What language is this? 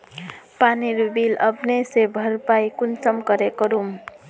Magahi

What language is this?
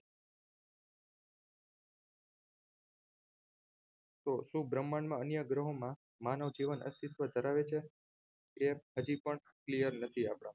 Gujarati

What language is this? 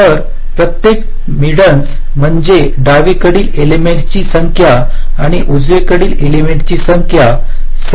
Marathi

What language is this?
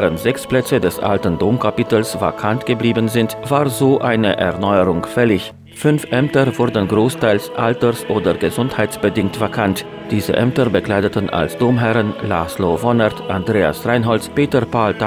German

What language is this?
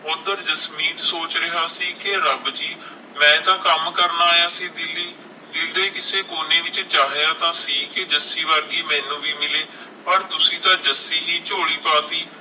Punjabi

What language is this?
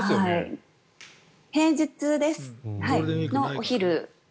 Japanese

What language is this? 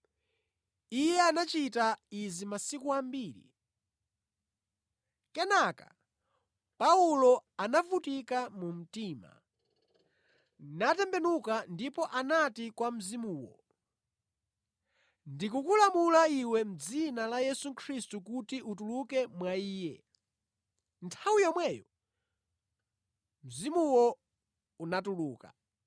Nyanja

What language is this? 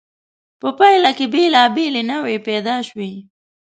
Pashto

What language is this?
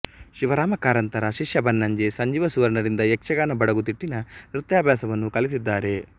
Kannada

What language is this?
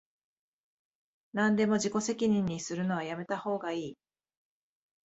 Japanese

